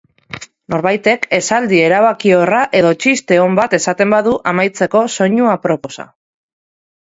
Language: Basque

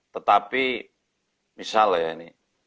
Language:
Indonesian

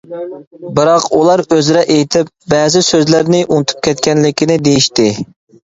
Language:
Uyghur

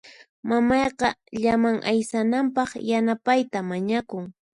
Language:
Puno Quechua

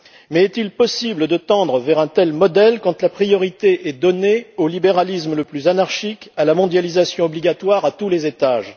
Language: French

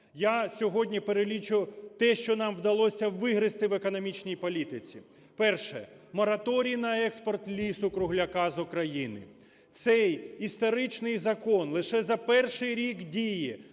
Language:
Ukrainian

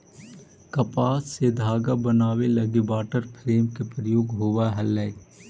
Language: Magahi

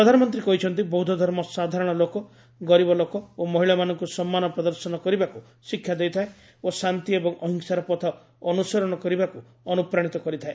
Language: Odia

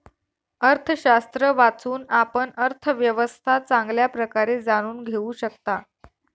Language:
Marathi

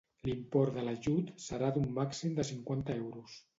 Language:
Catalan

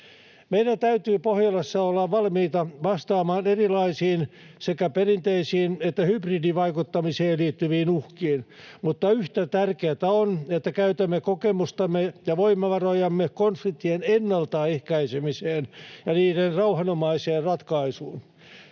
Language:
Finnish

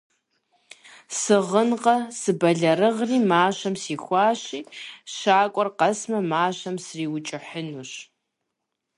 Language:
Kabardian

